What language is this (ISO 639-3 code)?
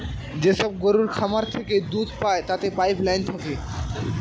ben